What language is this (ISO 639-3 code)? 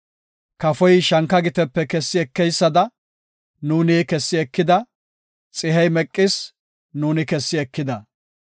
gof